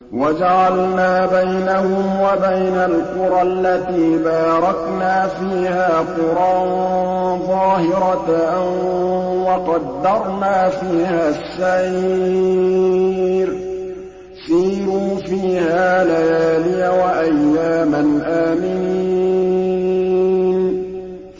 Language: Arabic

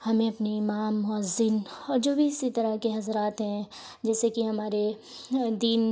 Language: Urdu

